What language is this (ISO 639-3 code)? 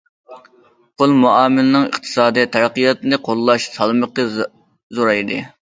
uig